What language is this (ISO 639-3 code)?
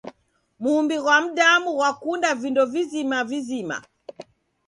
dav